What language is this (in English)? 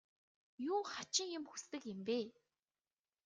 Mongolian